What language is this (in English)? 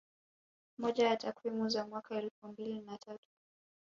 Swahili